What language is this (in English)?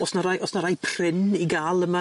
Welsh